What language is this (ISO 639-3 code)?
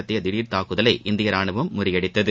tam